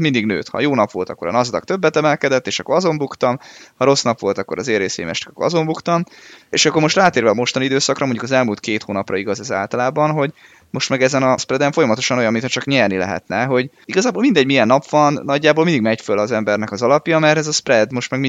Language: Hungarian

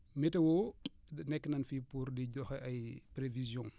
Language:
Wolof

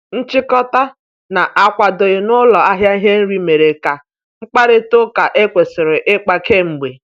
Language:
Igbo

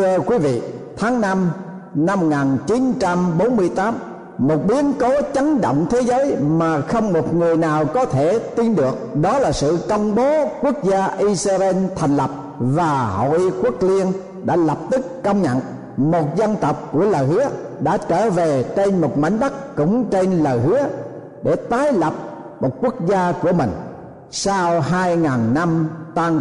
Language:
Vietnamese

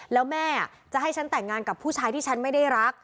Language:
Thai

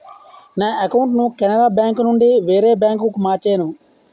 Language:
Telugu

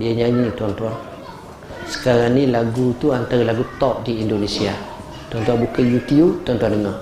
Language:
Malay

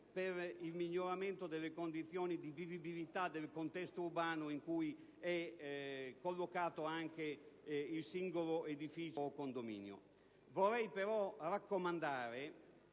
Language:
Italian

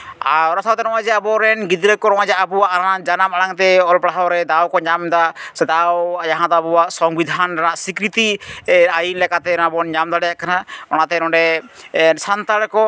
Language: Santali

